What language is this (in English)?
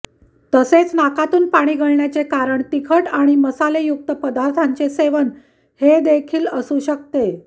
Marathi